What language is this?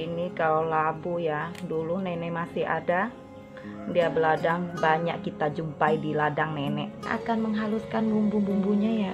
Indonesian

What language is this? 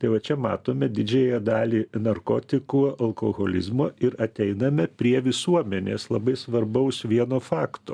Lithuanian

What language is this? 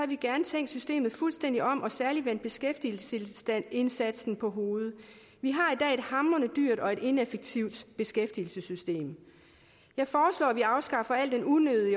Danish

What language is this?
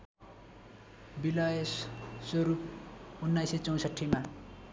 Nepali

